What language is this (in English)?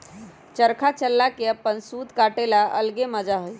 Magahi